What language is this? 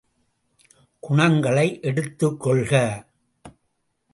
Tamil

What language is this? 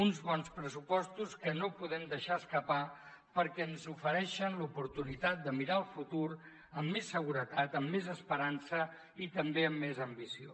Catalan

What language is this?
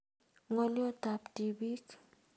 Kalenjin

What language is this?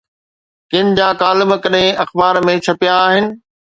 Sindhi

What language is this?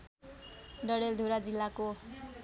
Nepali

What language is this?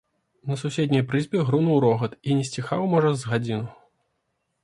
Belarusian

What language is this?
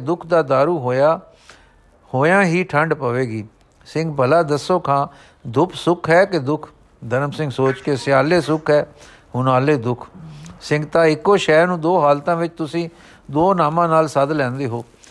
Punjabi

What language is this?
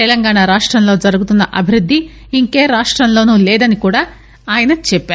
Telugu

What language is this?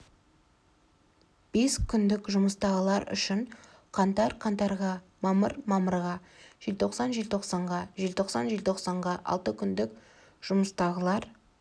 Kazakh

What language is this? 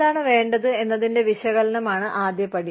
Malayalam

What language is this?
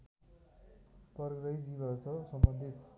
Nepali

